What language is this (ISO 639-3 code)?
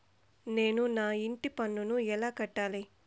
tel